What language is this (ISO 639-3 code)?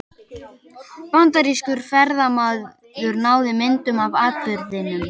isl